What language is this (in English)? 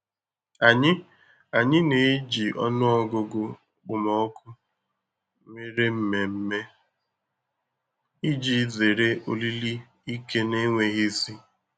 Igbo